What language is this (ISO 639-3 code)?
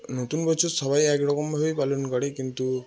ben